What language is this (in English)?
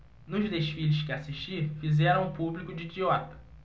Portuguese